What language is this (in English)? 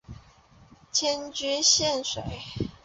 Chinese